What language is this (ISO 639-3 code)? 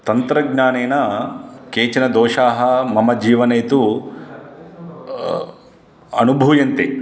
san